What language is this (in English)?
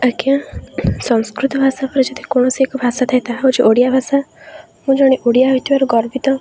Odia